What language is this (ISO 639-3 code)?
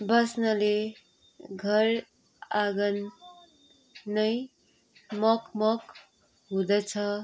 nep